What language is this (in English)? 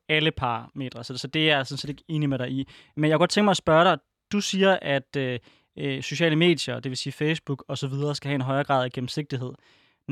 Danish